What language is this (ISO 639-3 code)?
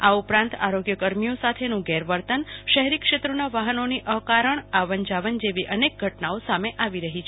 guj